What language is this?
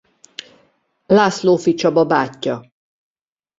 Hungarian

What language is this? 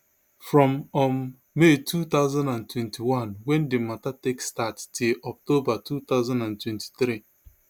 Nigerian Pidgin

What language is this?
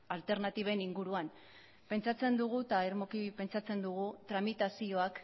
Basque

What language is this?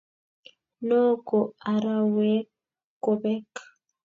Kalenjin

